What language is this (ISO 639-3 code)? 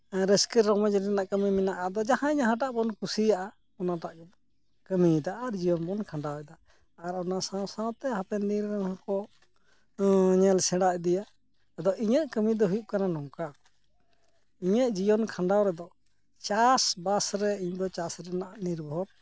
sat